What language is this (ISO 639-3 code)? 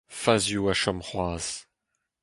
bre